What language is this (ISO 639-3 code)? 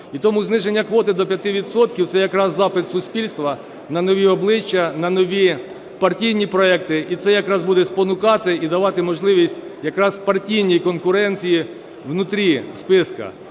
ukr